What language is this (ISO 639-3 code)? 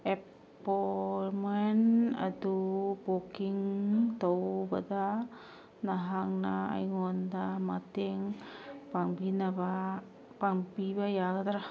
mni